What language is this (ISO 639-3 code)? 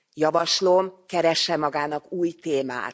hun